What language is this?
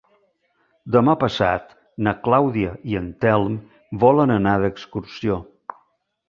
Catalan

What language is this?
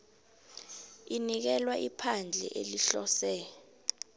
South Ndebele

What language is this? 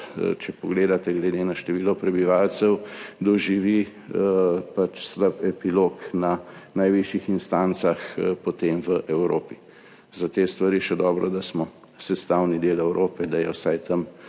Slovenian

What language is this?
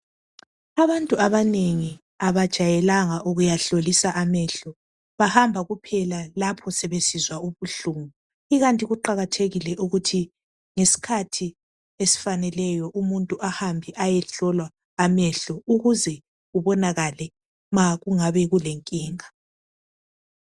North Ndebele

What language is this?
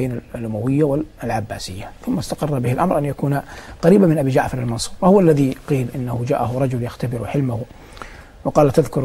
Arabic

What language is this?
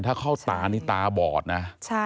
Thai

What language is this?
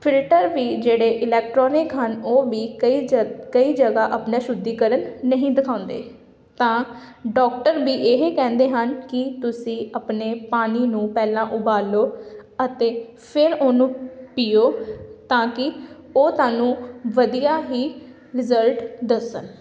Punjabi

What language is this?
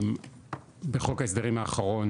Hebrew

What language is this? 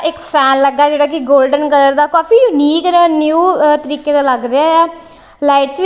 Punjabi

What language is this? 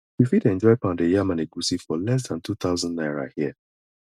Nigerian Pidgin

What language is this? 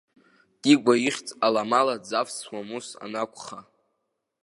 Abkhazian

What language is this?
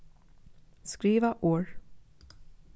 Faroese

